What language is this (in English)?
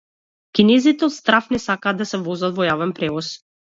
Macedonian